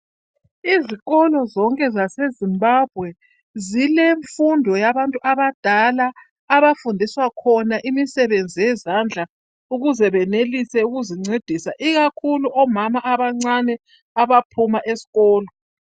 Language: North Ndebele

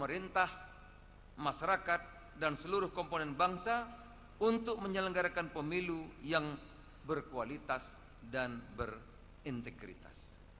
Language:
Indonesian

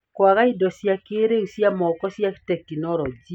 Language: Kikuyu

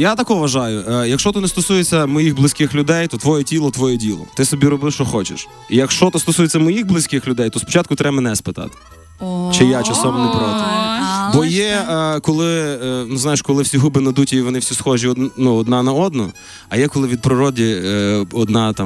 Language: Ukrainian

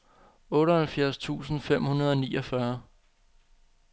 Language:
Danish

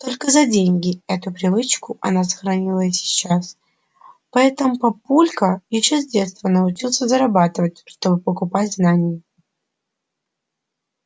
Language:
Russian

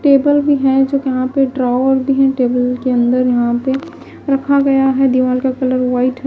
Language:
Hindi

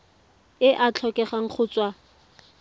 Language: Tswana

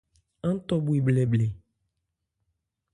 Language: Ebrié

